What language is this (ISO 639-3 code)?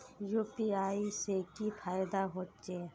mai